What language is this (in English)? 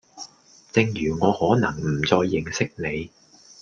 Cantonese